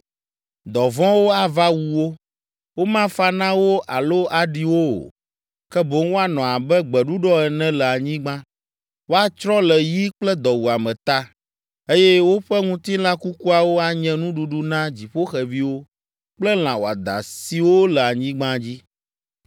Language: Ewe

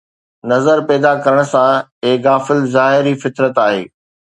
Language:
Sindhi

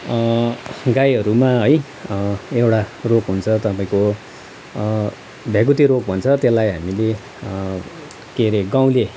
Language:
Nepali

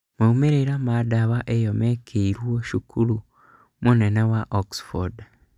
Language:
Kikuyu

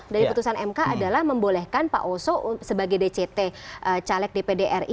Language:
Indonesian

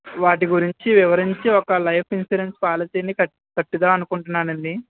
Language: Telugu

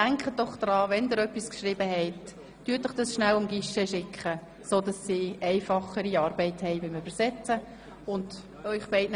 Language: Swiss German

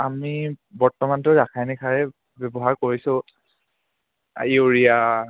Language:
Assamese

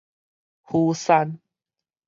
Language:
Min Nan Chinese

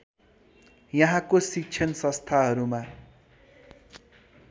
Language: Nepali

